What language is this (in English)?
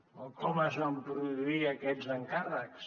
Catalan